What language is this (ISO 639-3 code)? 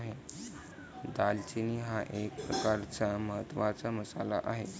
mar